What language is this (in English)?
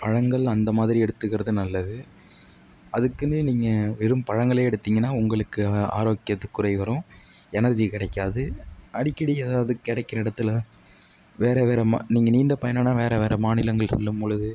Tamil